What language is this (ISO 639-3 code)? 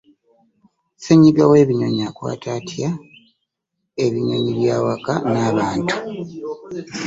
lug